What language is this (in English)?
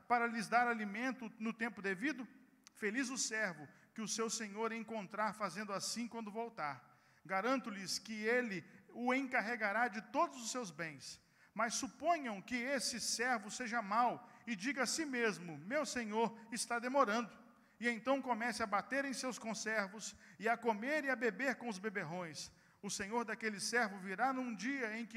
Portuguese